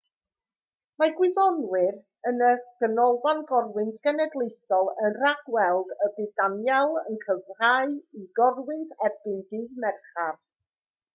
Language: Welsh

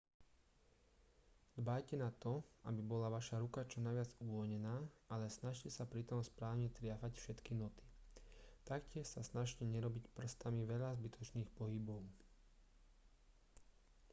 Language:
Slovak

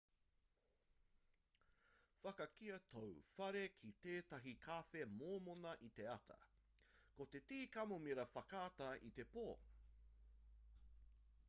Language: Māori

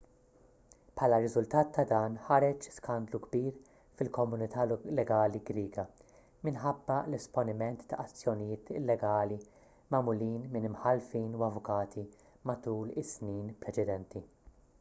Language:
Maltese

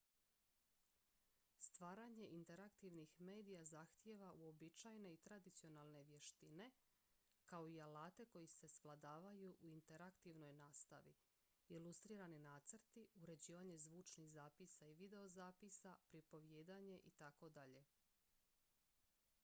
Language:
Croatian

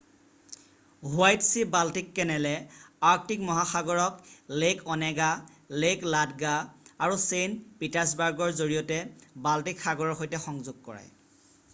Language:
Assamese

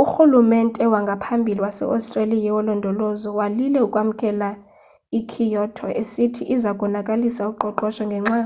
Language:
Xhosa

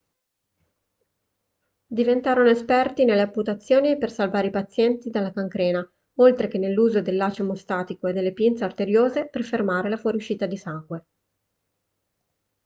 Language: Italian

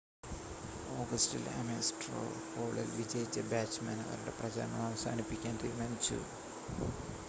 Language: Malayalam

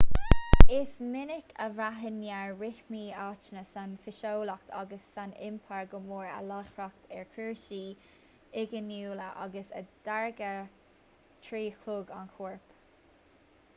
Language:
Irish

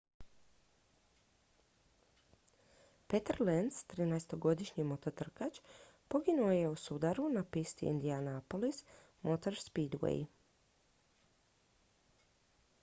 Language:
Croatian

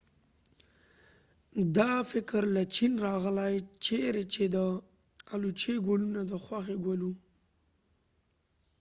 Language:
Pashto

